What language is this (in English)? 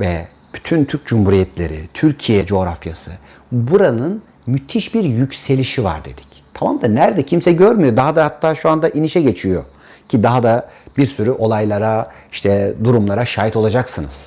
Turkish